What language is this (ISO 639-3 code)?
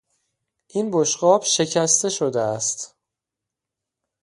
fas